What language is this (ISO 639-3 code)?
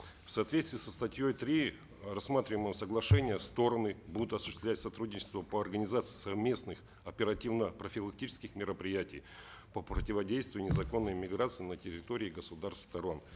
kaz